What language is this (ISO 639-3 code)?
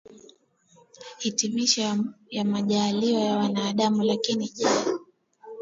swa